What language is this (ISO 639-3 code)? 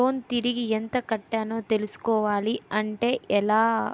tel